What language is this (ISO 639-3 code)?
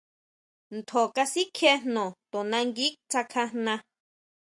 mau